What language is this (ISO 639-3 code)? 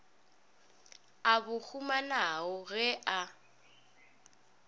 nso